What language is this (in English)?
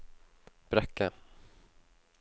Norwegian